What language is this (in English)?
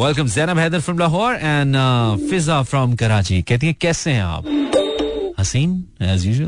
Hindi